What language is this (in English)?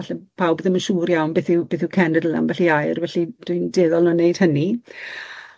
Welsh